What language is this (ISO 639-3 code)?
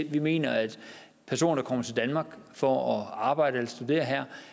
dan